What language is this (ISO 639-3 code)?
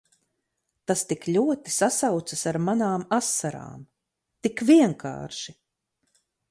lav